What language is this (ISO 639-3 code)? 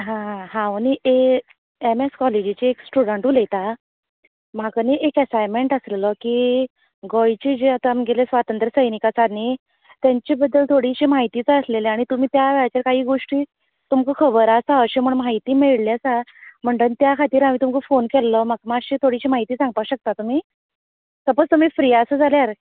kok